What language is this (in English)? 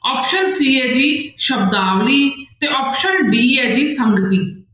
Punjabi